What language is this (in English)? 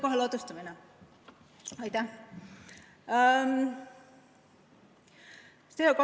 Estonian